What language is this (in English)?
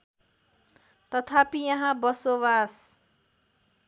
Nepali